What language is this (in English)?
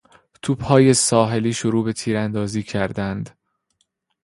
Persian